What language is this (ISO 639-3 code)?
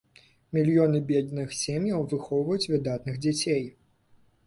bel